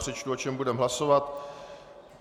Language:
Czech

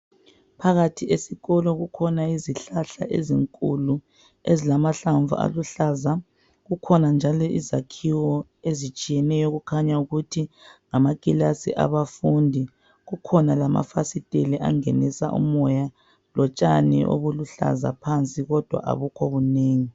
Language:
North Ndebele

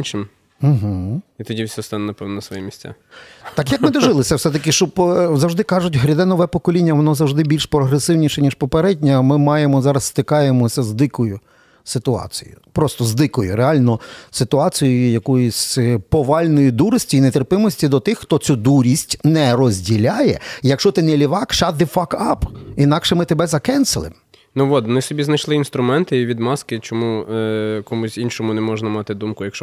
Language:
Ukrainian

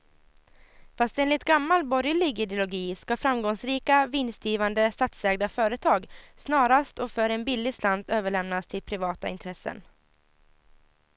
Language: Swedish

